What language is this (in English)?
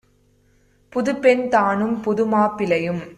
Tamil